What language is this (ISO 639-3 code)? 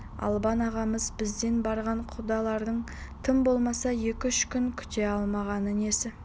kaz